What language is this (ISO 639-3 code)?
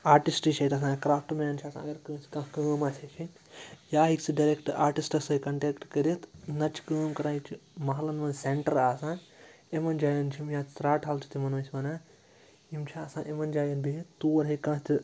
kas